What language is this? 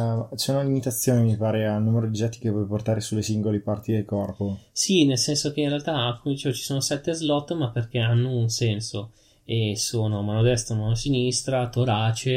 Italian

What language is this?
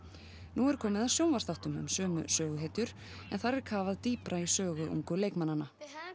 Icelandic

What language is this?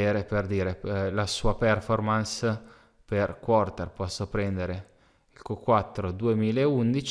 Italian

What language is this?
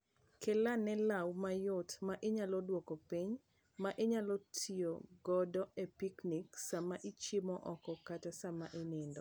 Luo (Kenya and Tanzania)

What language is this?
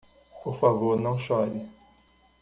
Portuguese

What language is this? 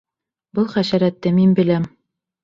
Bashkir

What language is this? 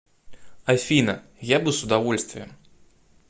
Russian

